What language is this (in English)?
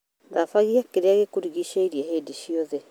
Kikuyu